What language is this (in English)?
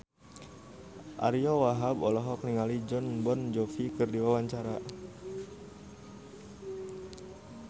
Sundanese